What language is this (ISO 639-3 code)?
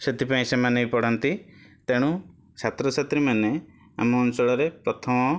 ori